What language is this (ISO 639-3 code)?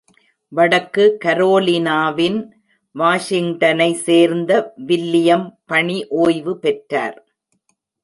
tam